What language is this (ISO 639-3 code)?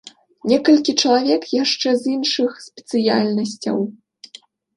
bel